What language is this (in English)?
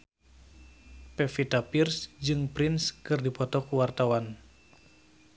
Sundanese